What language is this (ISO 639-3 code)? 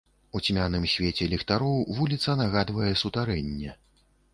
bel